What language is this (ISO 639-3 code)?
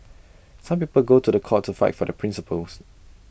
eng